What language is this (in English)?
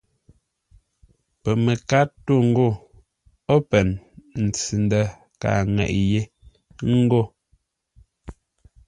Ngombale